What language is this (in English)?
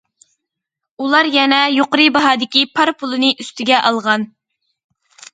Uyghur